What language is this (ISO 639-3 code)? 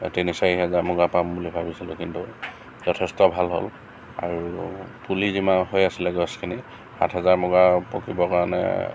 asm